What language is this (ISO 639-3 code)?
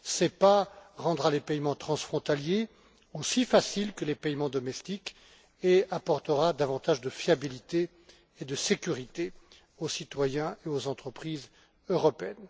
fra